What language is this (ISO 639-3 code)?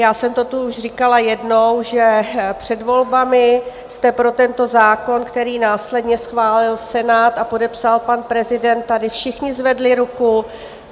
ces